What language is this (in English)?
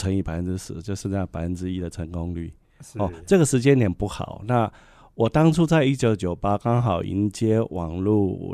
Chinese